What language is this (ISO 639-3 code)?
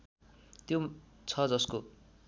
nep